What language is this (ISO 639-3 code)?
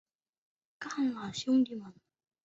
zho